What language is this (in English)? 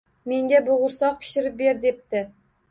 Uzbek